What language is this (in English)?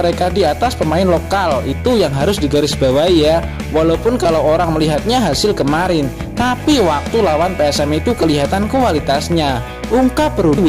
Indonesian